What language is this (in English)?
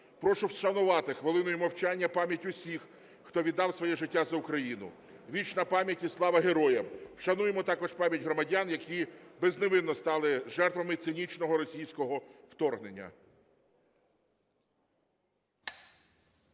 Ukrainian